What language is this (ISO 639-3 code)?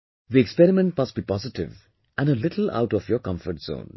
eng